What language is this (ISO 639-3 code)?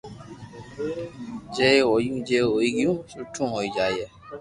lrk